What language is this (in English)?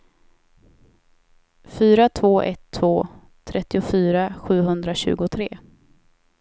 Swedish